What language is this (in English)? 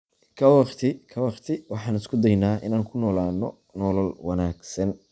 Somali